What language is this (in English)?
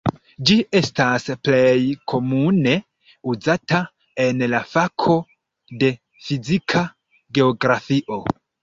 Esperanto